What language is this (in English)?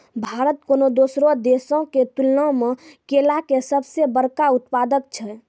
Maithili